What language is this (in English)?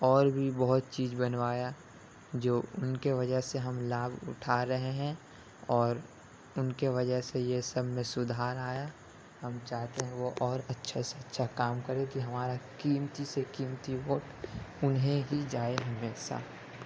Urdu